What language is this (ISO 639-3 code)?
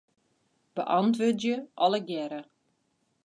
fry